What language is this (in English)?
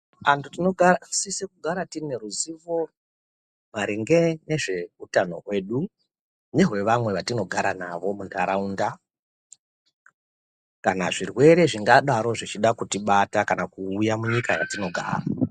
Ndau